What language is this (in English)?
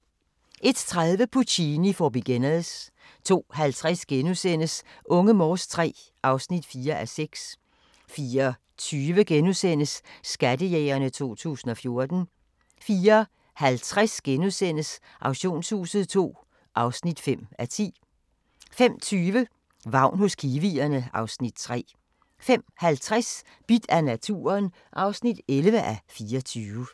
Danish